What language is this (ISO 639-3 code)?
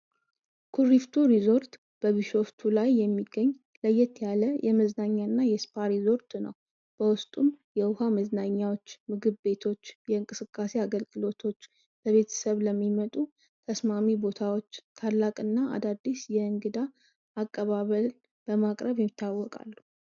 amh